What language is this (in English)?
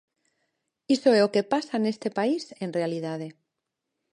Galician